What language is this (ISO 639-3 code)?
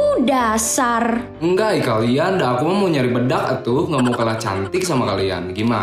ind